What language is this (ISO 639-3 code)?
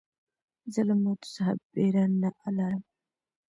pus